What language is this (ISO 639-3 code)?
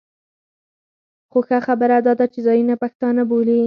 pus